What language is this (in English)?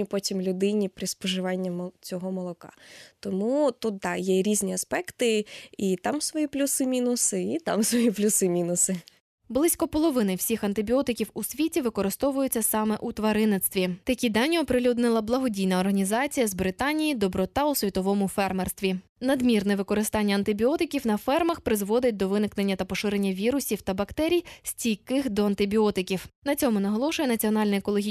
Ukrainian